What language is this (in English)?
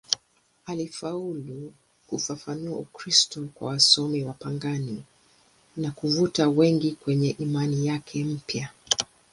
Swahili